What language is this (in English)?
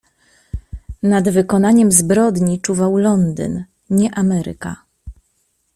Polish